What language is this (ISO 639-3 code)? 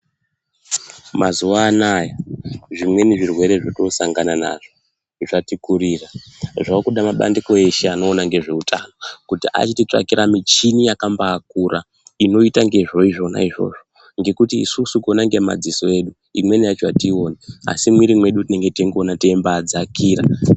ndc